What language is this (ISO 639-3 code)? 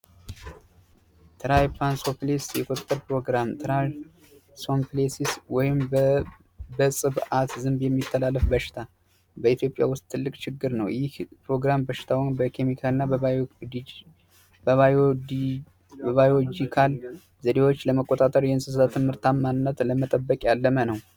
amh